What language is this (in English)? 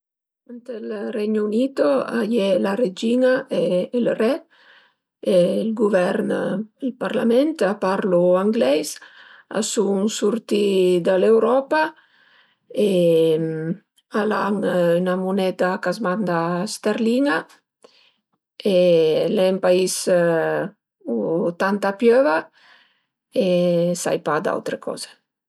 Piedmontese